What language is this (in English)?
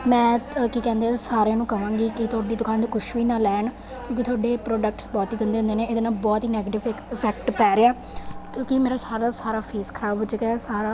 Punjabi